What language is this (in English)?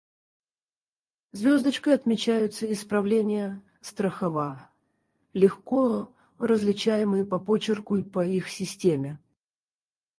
Russian